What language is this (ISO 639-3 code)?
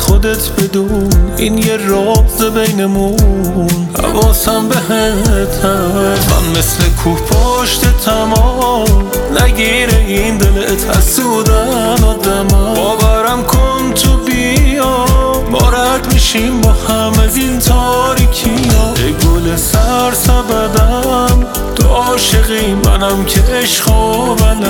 fas